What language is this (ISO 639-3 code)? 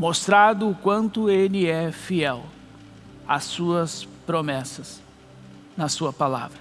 por